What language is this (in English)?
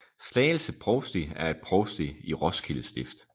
Danish